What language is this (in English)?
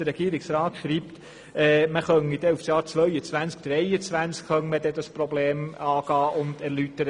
Swiss German